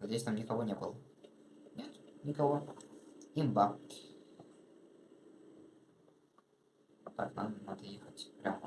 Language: Russian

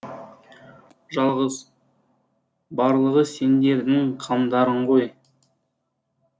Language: Kazakh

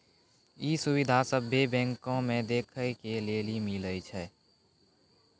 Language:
Maithili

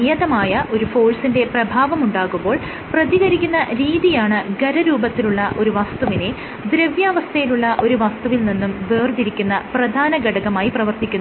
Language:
Malayalam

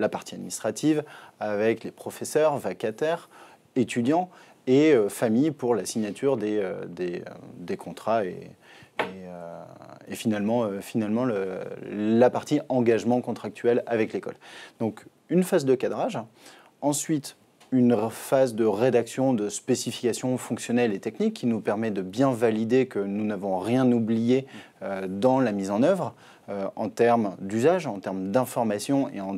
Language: French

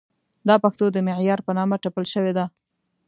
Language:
Pashto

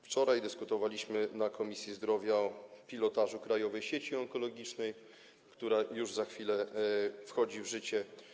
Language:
Polish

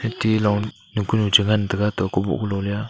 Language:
Wancho Naga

